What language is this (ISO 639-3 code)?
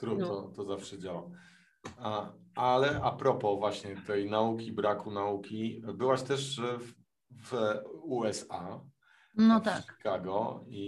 pol